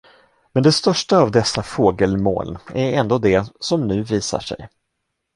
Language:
Swedish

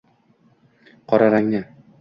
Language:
Uzbek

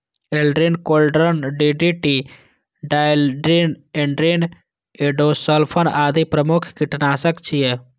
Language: Maithili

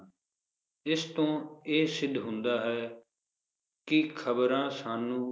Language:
Punjabi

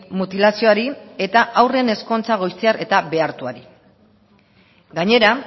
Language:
Basque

